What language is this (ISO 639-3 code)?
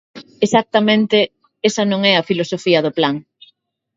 glg